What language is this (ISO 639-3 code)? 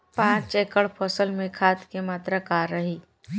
bho